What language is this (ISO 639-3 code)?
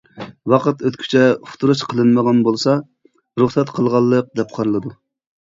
uig